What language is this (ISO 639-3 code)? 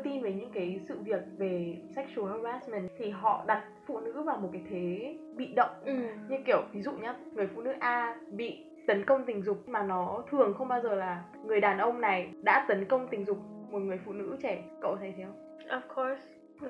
vie